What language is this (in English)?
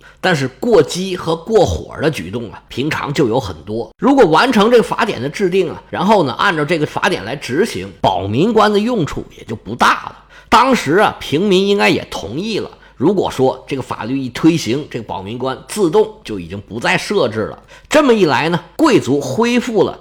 Chinese